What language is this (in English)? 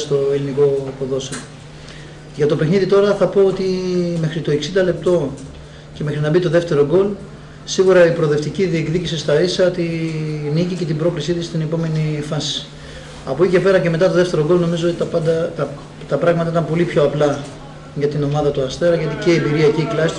Greek